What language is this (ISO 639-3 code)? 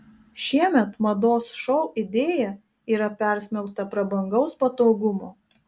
lit